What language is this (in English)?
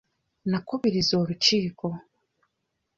Ganda